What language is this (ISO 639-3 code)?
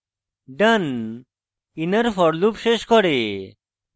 ben